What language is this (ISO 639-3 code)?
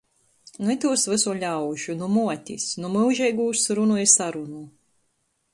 ltg